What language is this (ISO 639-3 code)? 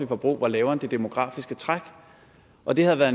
dan